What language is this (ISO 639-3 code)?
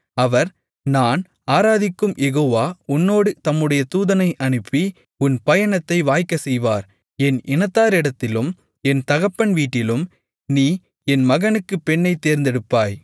tam